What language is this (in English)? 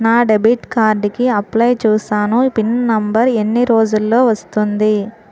Telugu